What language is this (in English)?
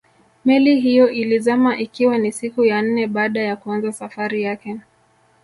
Swahili